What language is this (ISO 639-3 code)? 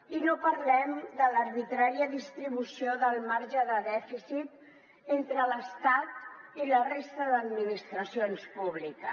cat